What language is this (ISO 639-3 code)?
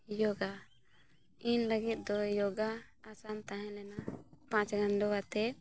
sat